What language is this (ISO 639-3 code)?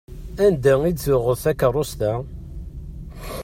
kab